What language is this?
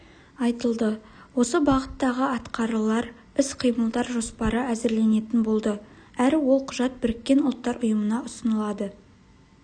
Kazakh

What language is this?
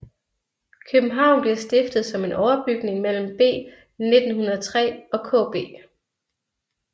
Danish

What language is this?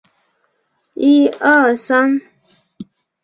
Chinese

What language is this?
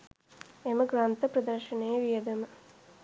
Sinhala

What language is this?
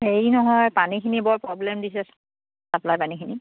Assamese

